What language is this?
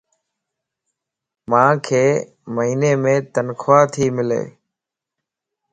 Lasi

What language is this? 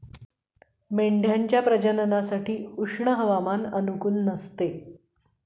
Marathi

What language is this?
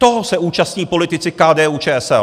Czech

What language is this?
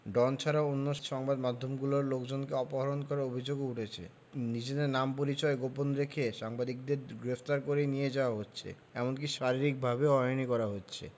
Bangla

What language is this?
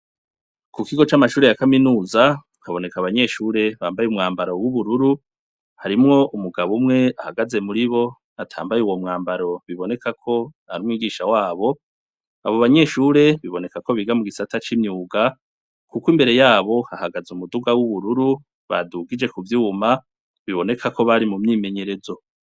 Rundi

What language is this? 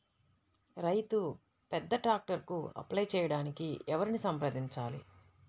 Telugu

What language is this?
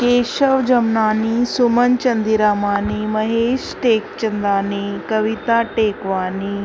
Sindhi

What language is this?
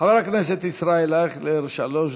Hebrew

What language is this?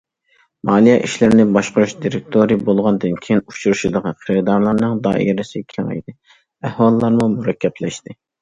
Uyghur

